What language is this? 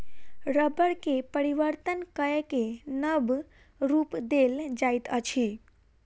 Maithili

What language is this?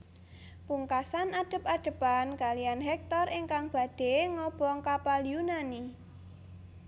Javanese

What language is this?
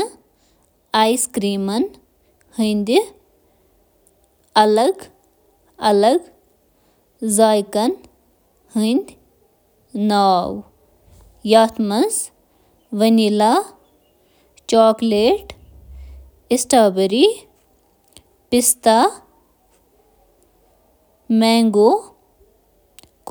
Kashmiri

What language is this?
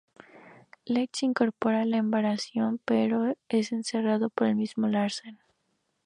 Spanish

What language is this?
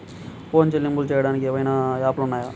Telugu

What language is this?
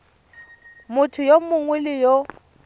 Tswana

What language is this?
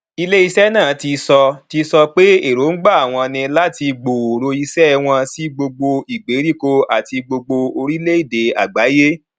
Yoruba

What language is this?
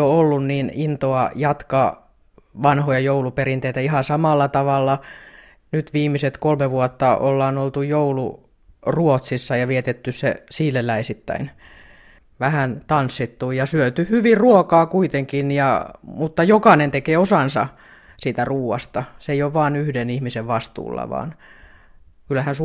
Finnish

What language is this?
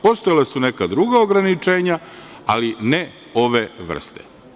Serbian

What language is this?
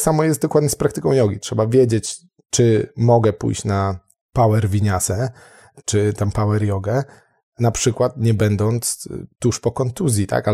Polish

